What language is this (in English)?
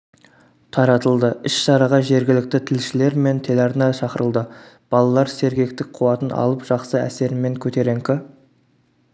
Kazakh